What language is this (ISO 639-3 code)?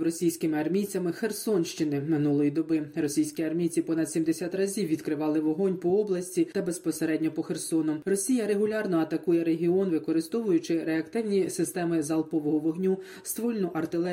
ukr